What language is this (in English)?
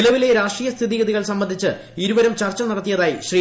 Malayalam